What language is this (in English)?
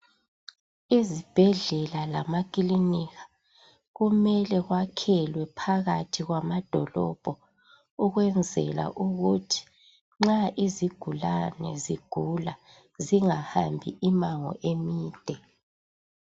North Ndebele